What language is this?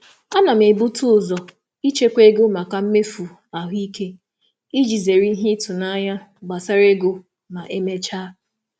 Igbo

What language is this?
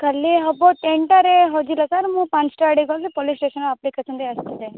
Odia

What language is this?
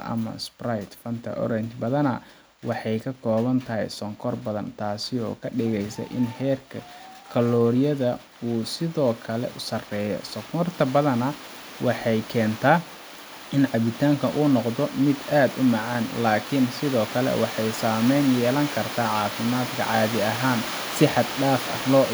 Somali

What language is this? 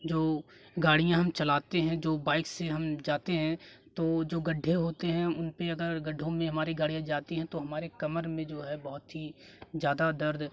Hindi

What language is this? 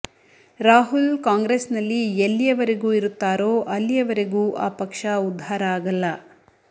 Kannada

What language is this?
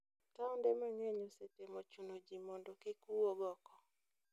Luo (Kenya and Tanzania)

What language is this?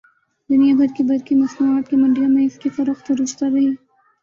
Urdu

